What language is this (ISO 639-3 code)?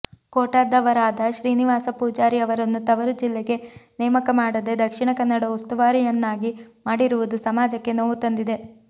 kan